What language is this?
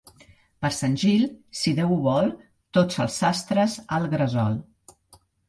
Catalan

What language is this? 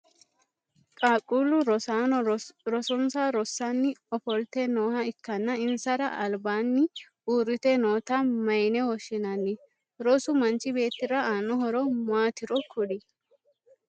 Sidamo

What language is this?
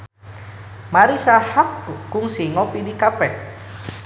Sundanese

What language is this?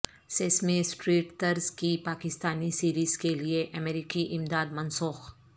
Urdu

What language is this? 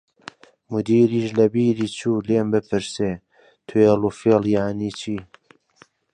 Central Kurdish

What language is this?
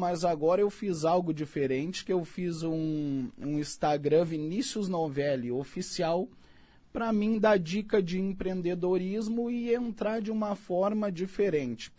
Portuguese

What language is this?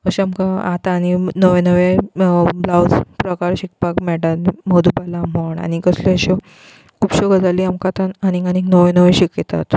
Konkani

